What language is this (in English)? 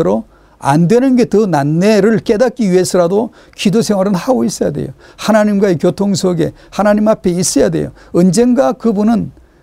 Korean